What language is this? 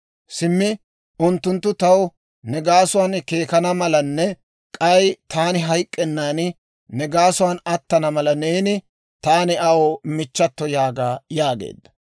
Dawro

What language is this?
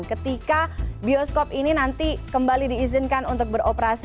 Indonesian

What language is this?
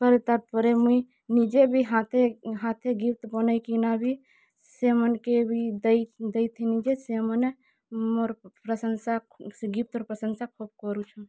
Odia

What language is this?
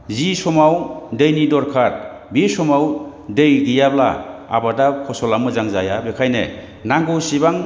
Bodo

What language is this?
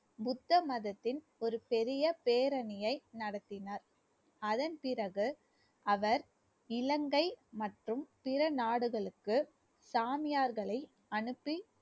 Tamil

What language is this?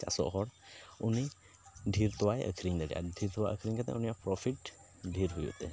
Santali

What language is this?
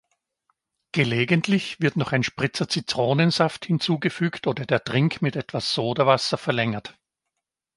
German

